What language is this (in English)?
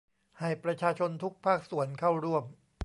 Thai